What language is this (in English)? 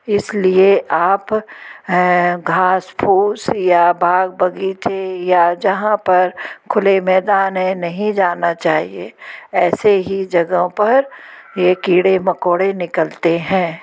Hindi